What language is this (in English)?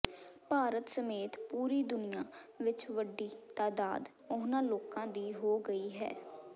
Punjabi